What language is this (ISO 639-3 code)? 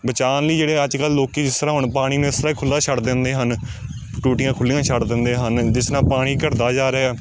pan